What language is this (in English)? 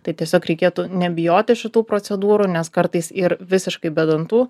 Lithuanian